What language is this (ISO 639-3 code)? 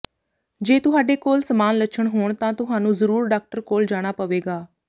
pan